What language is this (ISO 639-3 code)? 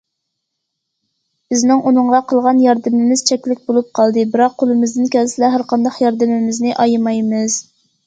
uig